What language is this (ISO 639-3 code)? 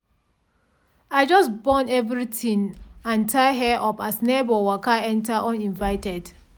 pcm